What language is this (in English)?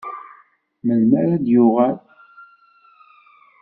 Kabyle